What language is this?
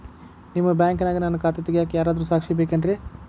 Kannada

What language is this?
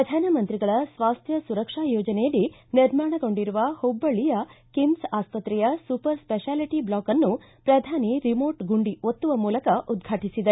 Kannada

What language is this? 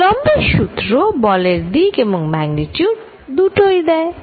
Bangla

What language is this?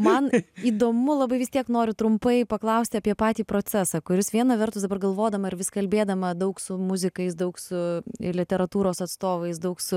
Lithuanian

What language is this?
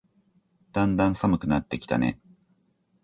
Japanese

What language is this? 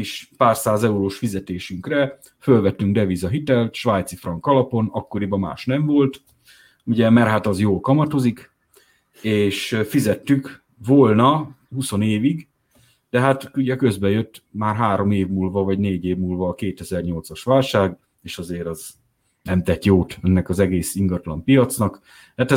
Hungarian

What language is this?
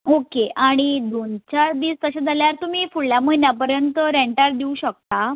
Konkani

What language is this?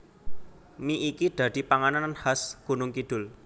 Javanese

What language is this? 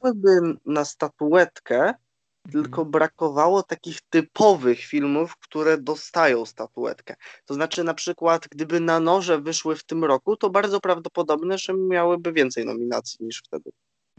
Polish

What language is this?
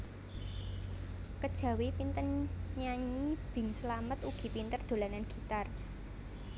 Javanese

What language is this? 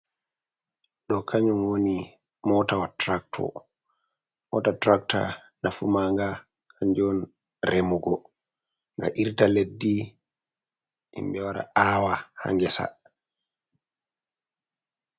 Fula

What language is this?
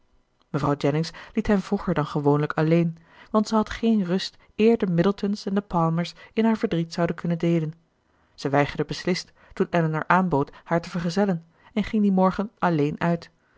Dutch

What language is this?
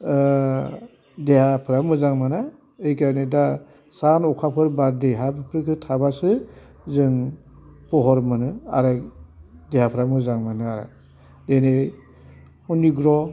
Bodo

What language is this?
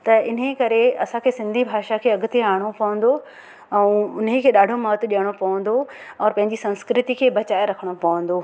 Sindhi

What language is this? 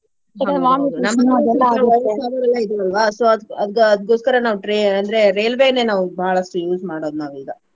Kannada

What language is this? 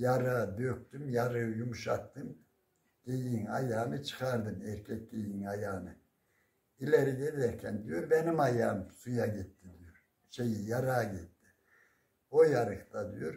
Turkish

